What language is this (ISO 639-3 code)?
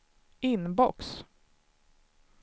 swe